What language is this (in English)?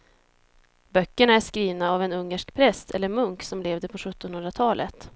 Swedish